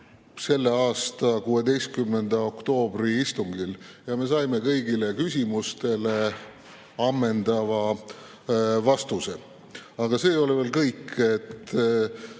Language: Estonian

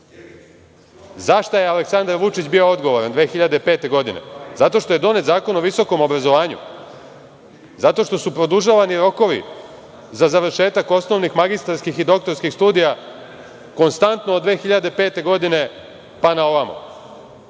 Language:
Serbian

